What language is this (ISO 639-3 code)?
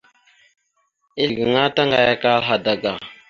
mxu